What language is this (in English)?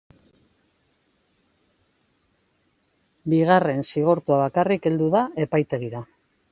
Basque